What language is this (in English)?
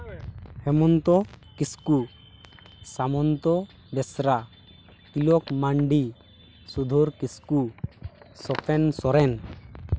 Santali